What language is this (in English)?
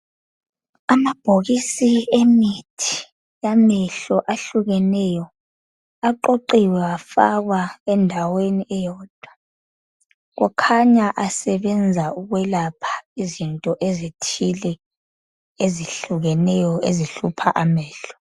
North Ndebele